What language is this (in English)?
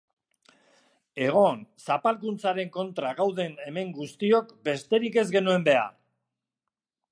Basque